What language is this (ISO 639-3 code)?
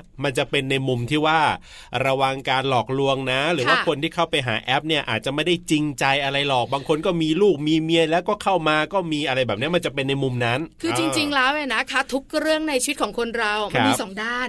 tha